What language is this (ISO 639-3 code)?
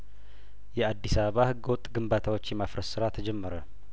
amh